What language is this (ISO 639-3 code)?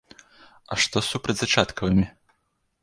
bel